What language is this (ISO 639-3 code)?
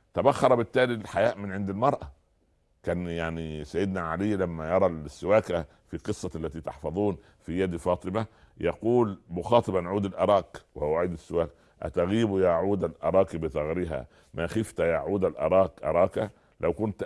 ara